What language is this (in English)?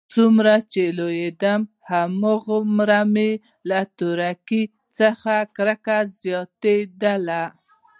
Pashto